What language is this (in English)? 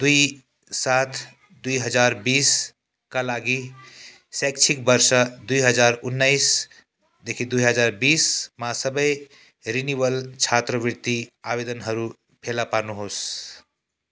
Nepali